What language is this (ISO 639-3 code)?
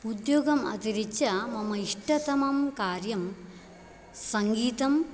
san